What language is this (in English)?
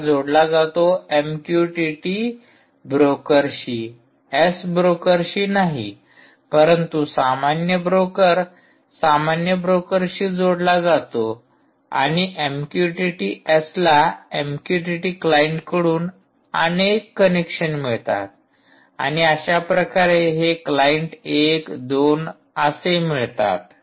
Marathi